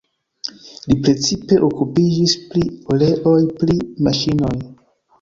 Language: Esperanto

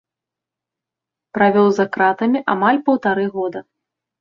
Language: Belarusian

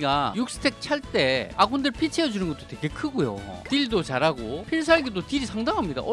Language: Korean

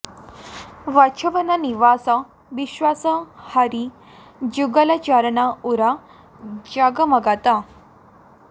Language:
Sanskrit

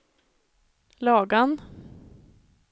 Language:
Swedish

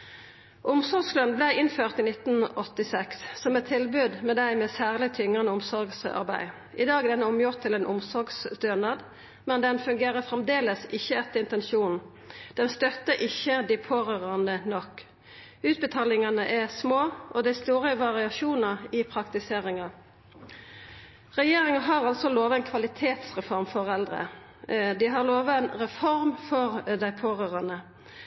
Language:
Norwegian Nynorsk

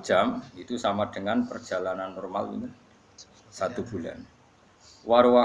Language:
Indonesian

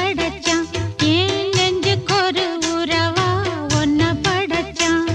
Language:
Tamil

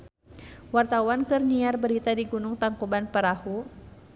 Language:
Sundanese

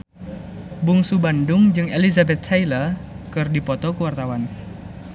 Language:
Sundanese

